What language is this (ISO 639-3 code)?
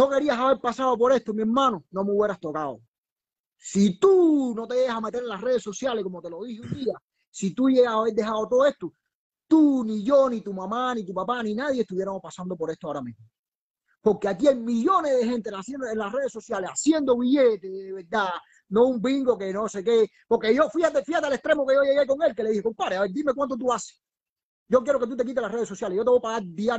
spa